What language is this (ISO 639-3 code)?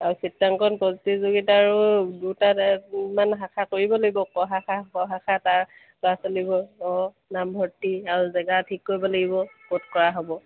asm